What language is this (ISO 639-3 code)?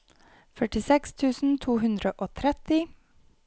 nor